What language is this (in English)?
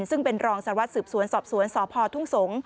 Thai